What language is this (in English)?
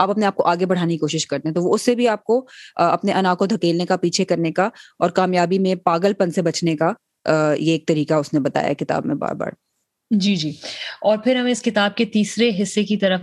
Urdu